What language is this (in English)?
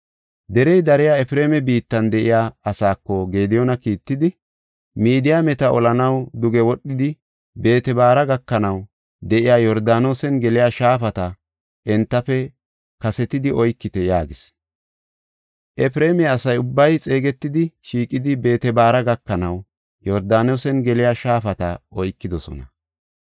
Gofa